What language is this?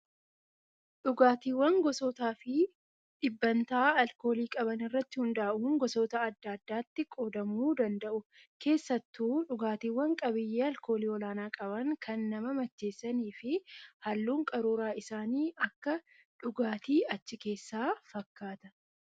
Oromo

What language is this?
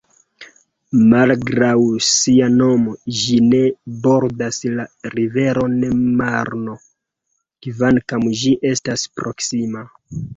Esperanto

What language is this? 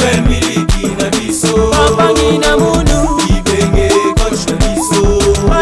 French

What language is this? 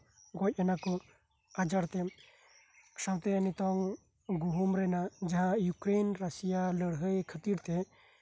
Santali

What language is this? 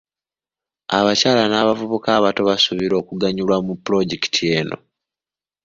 Ganda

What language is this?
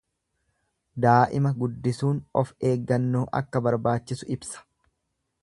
Oromo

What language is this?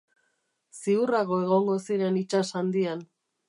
Basque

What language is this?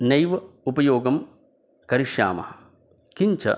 Sanskrit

